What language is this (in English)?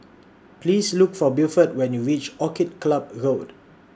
English